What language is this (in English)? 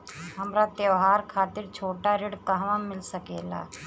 Bhojpuri